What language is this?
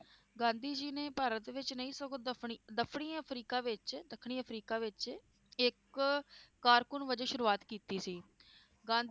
Punjabi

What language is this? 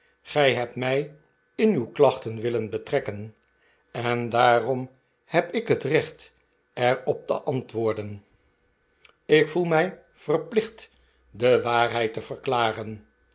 Dutch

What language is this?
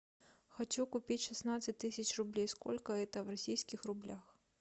Russian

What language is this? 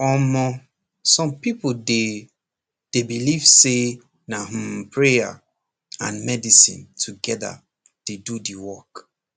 Nigerian Pidgin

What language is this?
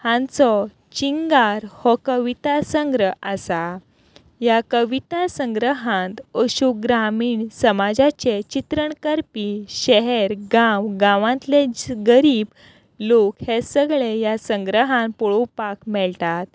Konkani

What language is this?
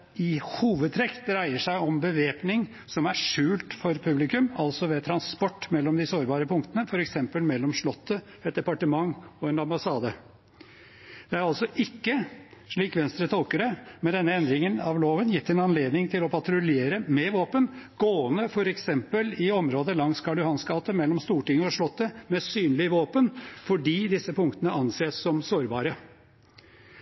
Norwegian Bokmål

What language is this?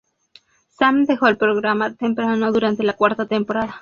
Spanish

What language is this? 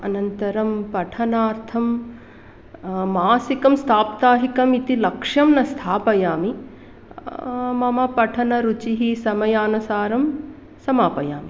Sanskrit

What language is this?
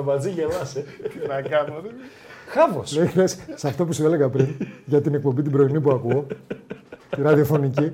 Greek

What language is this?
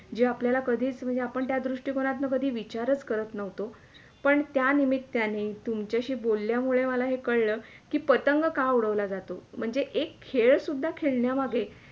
Marathi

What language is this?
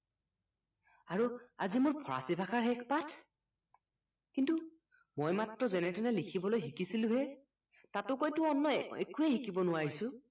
Assamese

